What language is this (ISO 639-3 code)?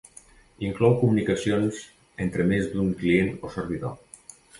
cat